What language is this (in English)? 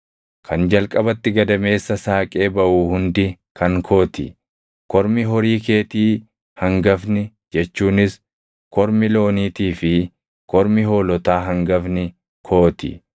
Oromo